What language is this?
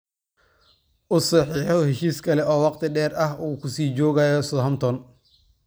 Somali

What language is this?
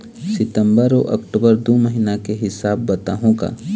Chhattisgarhi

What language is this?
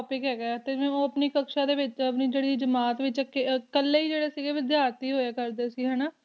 Punjabi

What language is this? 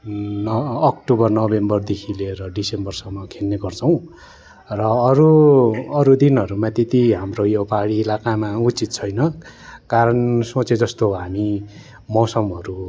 Nepali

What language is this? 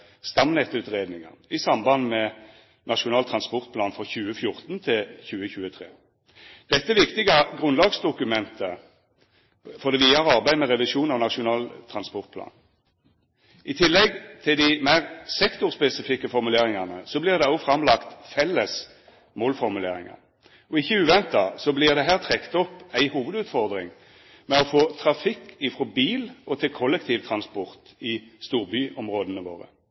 Norwegian Nynorsk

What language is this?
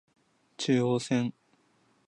Japanese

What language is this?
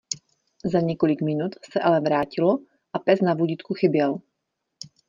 Czech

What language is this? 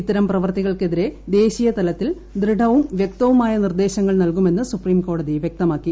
Malayalam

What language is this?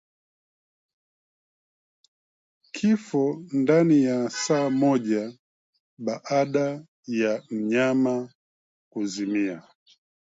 Swahili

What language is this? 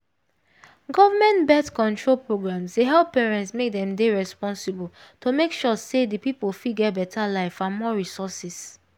Nigerian Pidgin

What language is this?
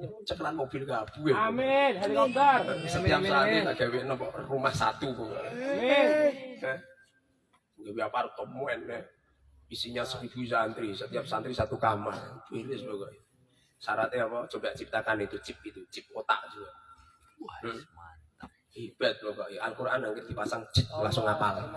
Indonesian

